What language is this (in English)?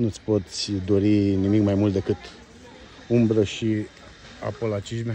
Romanian